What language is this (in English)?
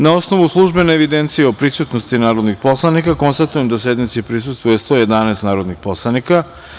Serbian